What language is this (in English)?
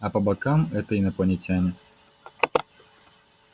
Russian